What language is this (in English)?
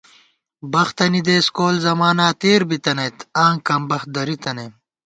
Gawar-Bati